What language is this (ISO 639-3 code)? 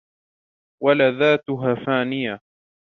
ara